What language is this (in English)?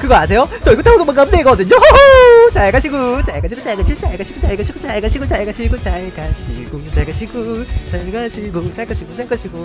Korean